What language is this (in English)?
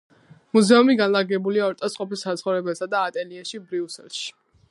Georgian